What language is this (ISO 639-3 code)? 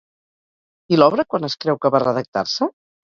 cat